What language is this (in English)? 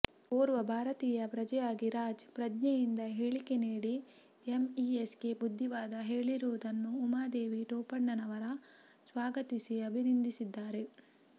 Kannada